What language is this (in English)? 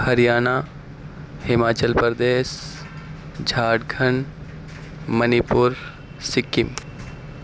Urdu